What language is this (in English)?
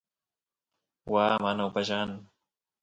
Santiago del Estero Quichua